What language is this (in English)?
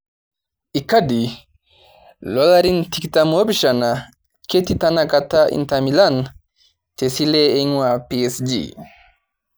Masai